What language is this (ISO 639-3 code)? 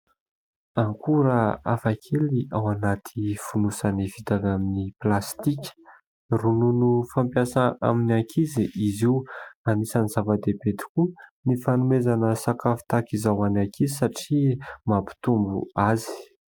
mlg